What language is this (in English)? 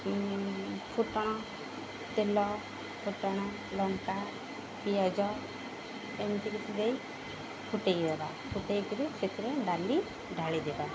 Odia